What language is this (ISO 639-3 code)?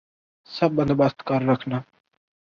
urd